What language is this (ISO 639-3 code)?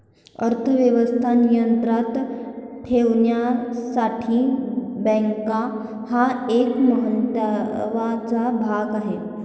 mar